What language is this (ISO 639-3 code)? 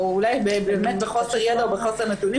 heb